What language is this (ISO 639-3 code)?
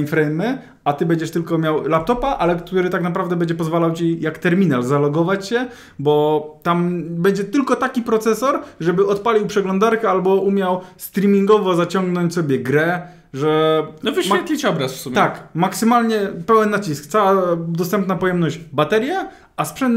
pol